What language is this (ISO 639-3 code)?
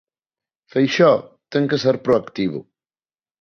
glg